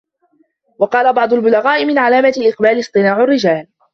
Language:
Arabic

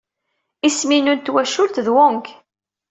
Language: Kabyle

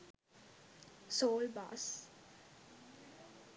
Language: Sinhala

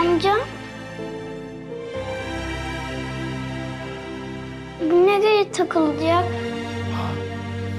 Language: Turkish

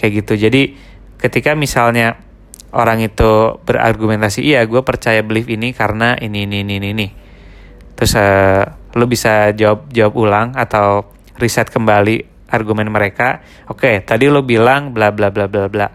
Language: Indonesian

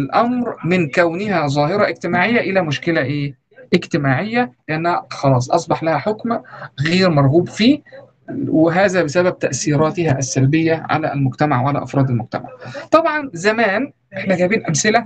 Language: Arabic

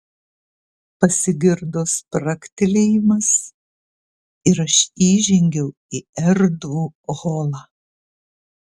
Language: Lithuanian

